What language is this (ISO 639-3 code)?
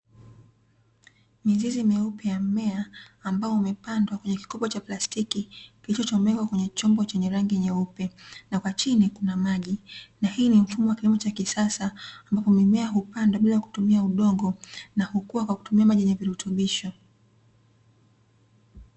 swa